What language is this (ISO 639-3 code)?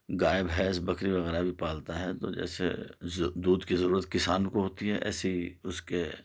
urd